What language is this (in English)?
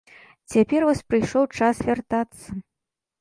Belarusian